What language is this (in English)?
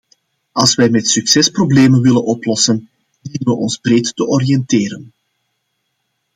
Dutch